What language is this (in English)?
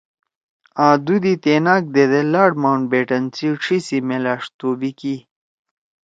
Torwali